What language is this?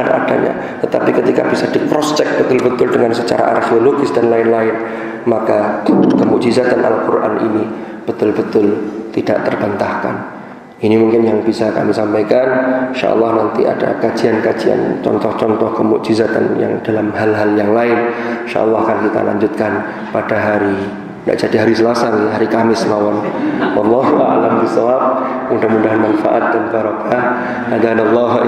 Indonesian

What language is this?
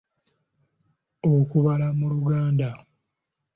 Ganda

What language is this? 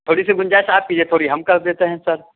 Urdu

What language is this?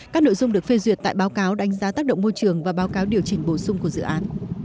Vietnamese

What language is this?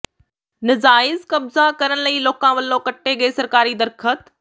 Punjabi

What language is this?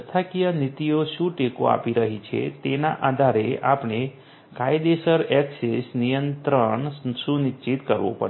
Gujarati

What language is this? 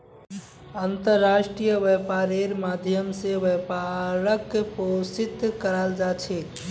Magahi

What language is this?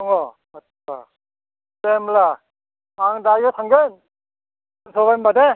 Bodo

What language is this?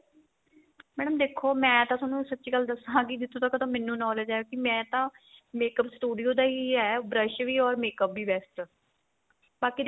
Punjabi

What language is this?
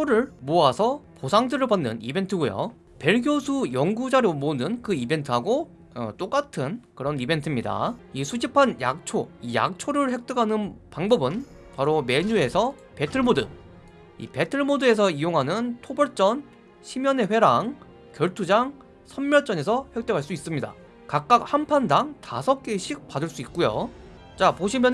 Korean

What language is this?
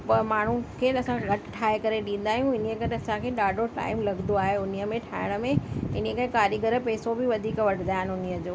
Sindhi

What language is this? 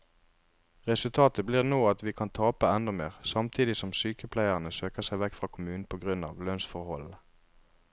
Norwegian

